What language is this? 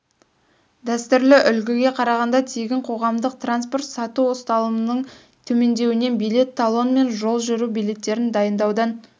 Kazakh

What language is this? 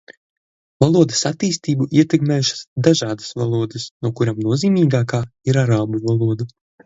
Latvian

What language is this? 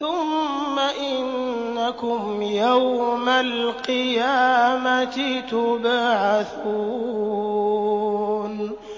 Arabic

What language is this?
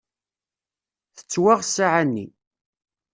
Kabyle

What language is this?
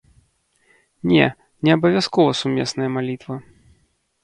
Belarusian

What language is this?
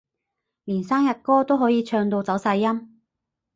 Cantonese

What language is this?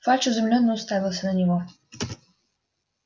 Russian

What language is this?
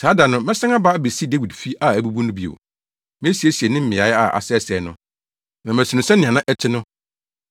Akan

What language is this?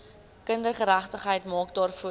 Afrikaans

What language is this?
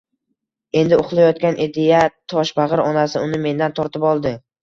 Uzbek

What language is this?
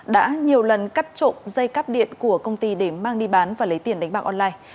Vietnamese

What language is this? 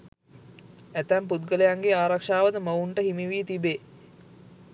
Sinhala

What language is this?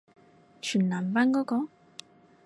Cantonese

